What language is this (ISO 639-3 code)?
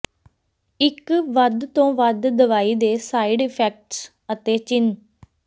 pan